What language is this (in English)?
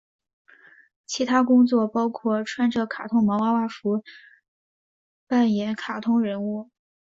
Chinese